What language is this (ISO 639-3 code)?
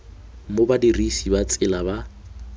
tsn